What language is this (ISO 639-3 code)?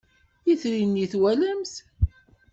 kab